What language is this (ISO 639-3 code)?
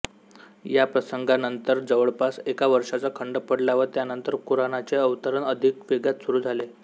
mar